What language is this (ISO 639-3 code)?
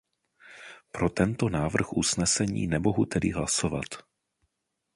ces